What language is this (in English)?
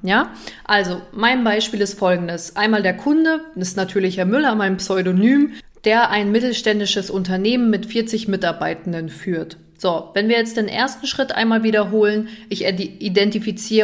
German